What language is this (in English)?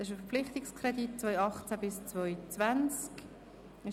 Swiss German